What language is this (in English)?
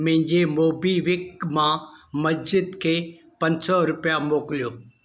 Sindhi